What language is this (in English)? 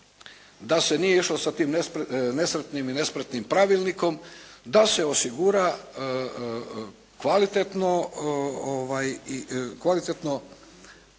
Croatian